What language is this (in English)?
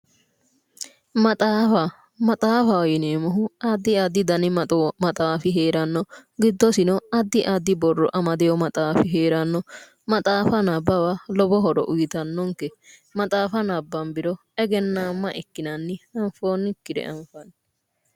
Sidamo